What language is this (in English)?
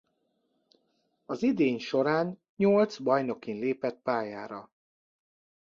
Hungarian